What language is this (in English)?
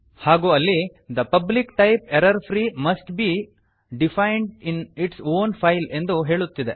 Kannada